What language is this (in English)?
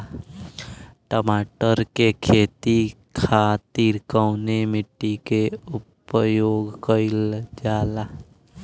Bhojpuri